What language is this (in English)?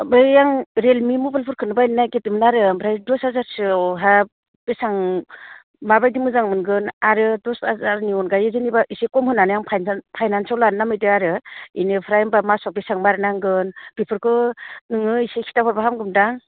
Bodo